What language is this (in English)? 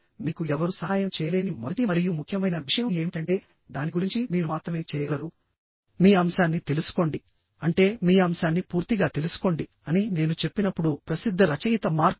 Telugu